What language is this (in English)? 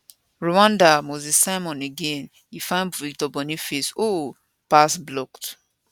Nigerian Pidgin